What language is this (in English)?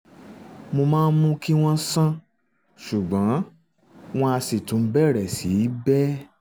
Yoruba